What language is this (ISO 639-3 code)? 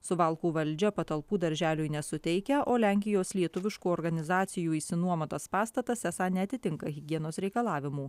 lit